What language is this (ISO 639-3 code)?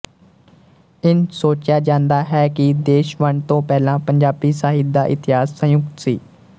pan